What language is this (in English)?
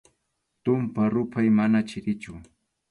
Arequipa-La Unión Quechua